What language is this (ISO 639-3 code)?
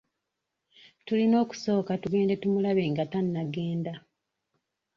lug